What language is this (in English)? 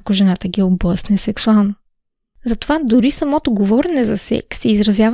Bulgarian